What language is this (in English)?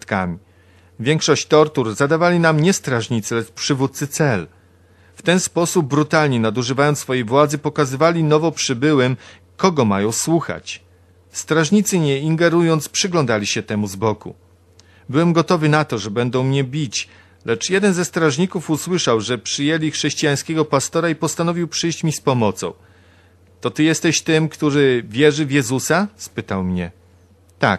Polish